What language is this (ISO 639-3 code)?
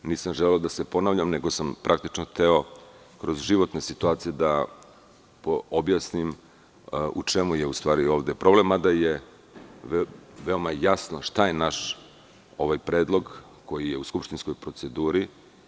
srp